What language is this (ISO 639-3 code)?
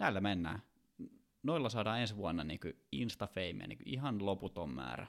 fin